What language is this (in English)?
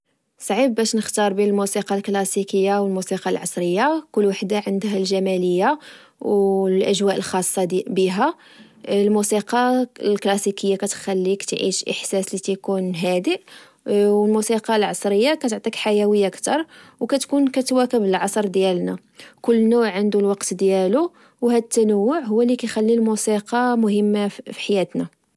Moroccan Arabic